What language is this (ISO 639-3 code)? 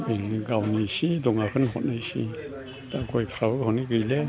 brx